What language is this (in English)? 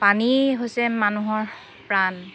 Assamese